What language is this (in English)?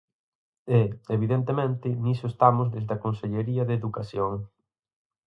Galician